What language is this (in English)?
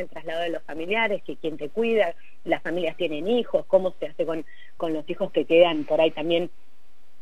Spanish